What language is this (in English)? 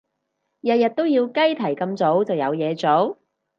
Cantonese